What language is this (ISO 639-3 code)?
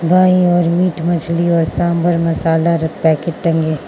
hin